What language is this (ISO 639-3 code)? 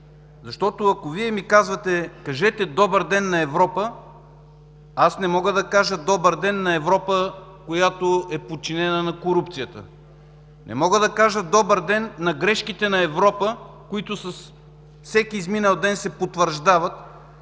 bul